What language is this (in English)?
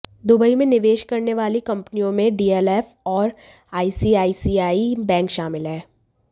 Hindi